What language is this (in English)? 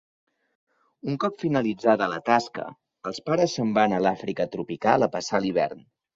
Catalan